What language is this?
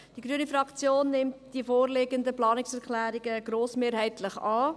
Swiss German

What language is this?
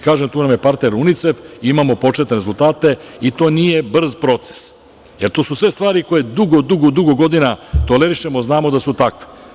Serbian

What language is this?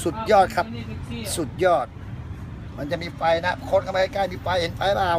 Thai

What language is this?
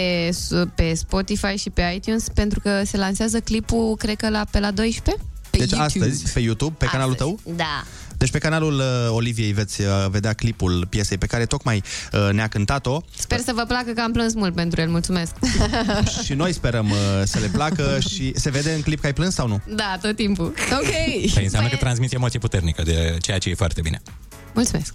Romanian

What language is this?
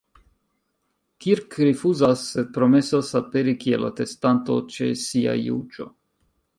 Esperanto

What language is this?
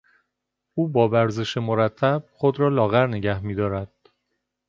Persian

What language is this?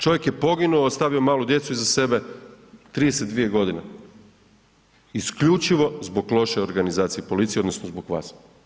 Croatian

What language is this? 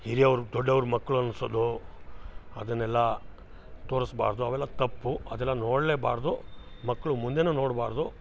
Kannada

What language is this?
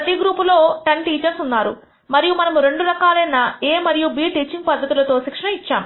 Telugu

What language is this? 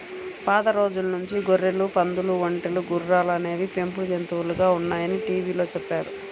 Telugu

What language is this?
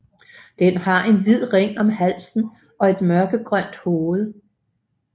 Danish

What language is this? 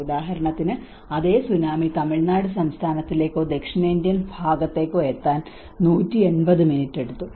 Malayalam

